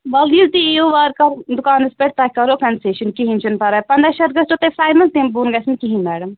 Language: Kashmiri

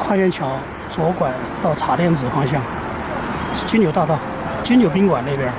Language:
Chinese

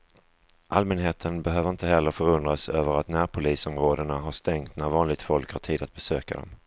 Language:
Swedish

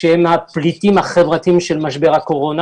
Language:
Hebrew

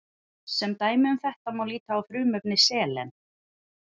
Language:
Icelandic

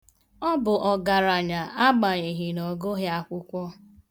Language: Igbo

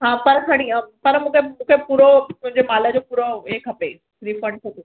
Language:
Sindhi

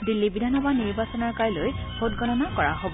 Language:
Assamese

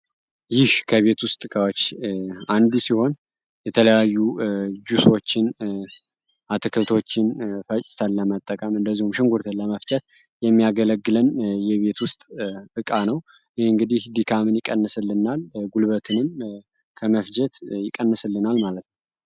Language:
Amharic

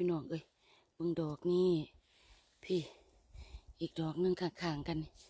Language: Thai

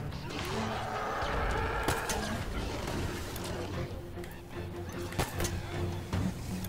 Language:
French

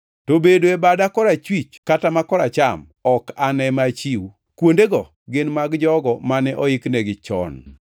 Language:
Luo (Kenya and Tanzania)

